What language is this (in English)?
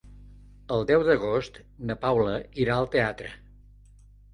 Catalan